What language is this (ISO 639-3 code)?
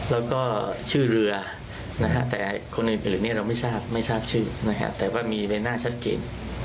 tha